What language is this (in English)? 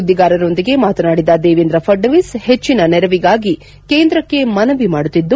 Kannada